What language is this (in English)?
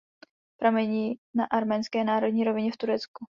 Czech